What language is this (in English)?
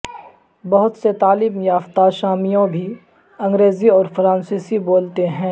Urdu